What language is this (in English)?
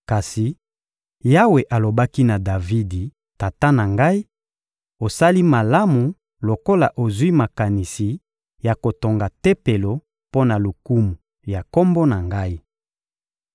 Lingala